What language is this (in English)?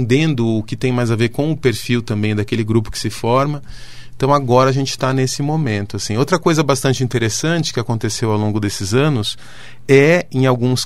Portuguese